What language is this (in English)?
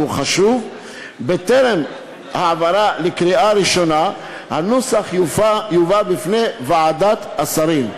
Hebrew